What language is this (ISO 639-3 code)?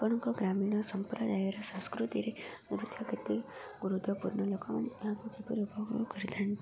ori